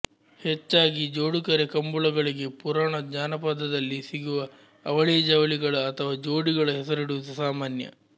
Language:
Kannada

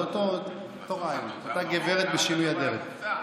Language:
Hebrew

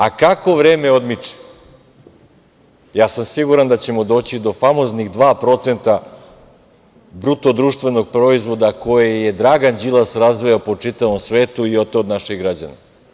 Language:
Serbian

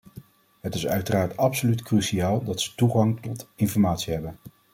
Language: Dutch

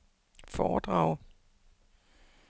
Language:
Danish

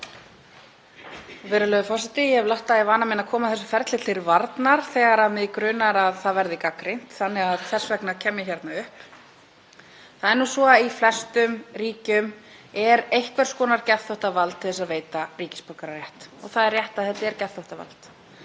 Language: Icelandic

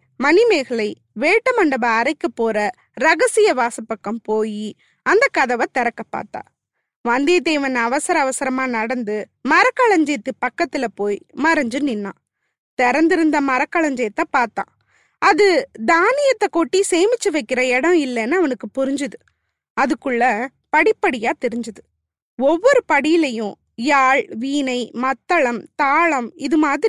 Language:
Tamil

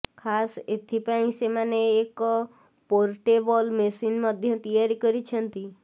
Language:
Odia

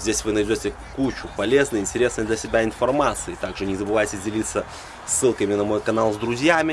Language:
Russian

